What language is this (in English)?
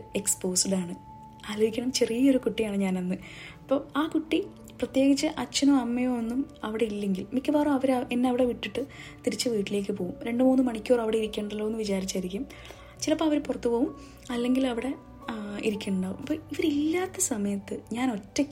Malayalam